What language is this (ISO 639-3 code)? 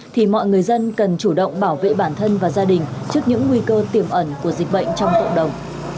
vie